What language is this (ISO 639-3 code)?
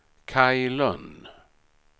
swe